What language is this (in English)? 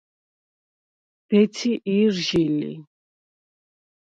Svan